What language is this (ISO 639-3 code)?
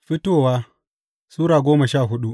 hau